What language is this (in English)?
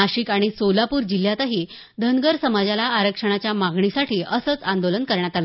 Marathi